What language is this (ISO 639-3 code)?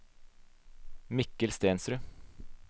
nor